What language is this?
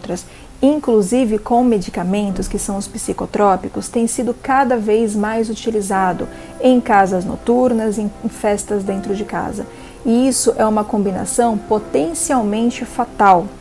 Portuguese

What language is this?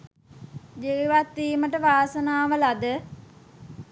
Sinhala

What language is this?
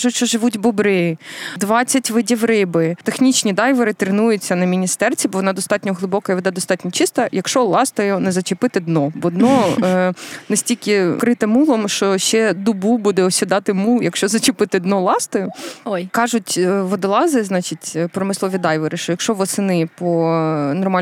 Ukrainian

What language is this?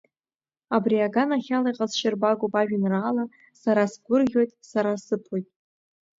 Abkhazian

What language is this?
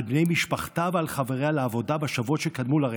Hebrew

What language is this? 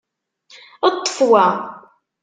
Kabyle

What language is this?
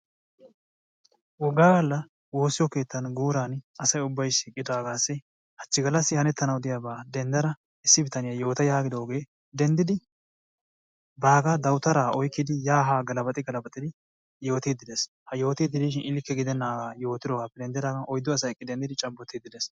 Wolaytta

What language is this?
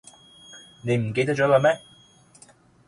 Cantonese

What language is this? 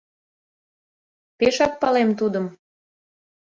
Mari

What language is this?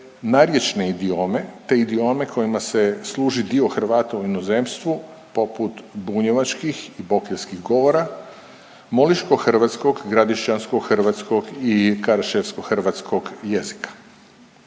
Croatian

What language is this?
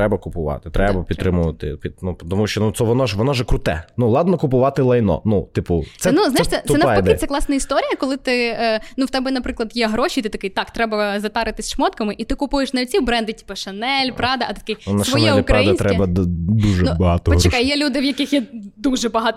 Ukrainian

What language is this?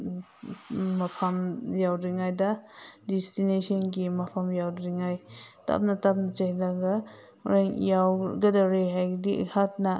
Manipuri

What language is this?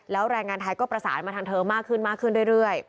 Thai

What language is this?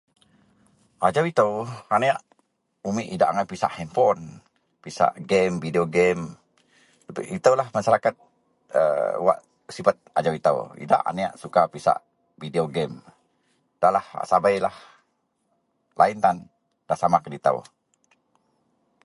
Central Melanau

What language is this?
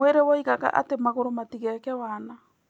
Kikuyu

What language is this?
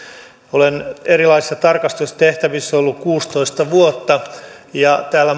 Finnish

